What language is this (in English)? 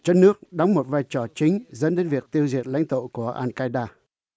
Vietnamese